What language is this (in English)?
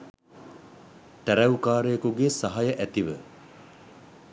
Sinhala